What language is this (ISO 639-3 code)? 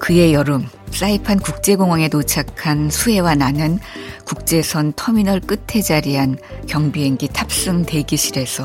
kor